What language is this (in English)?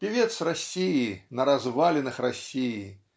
Russian